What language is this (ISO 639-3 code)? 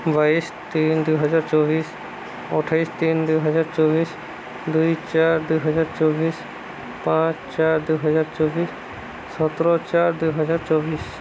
ori